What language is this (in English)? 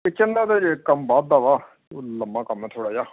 Punjabi